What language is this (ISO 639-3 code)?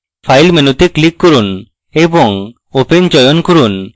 ben